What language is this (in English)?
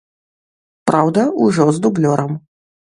Belarusian